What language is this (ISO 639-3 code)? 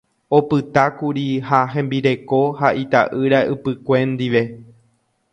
grn